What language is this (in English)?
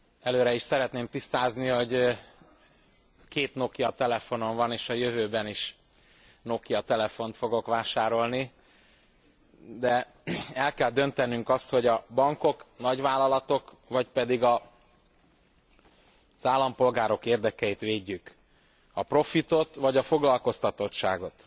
Hungarian